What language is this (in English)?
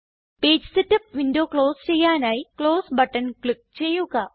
Malayalam